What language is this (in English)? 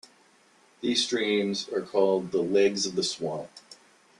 English